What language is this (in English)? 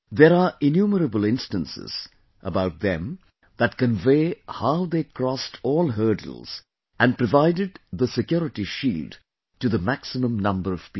English